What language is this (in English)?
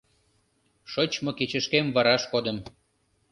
Mari